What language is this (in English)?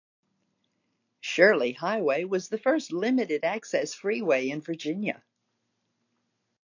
English